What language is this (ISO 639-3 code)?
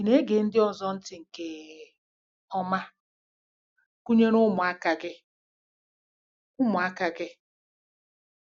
ibo